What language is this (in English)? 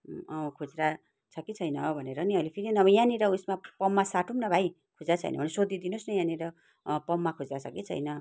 Nepali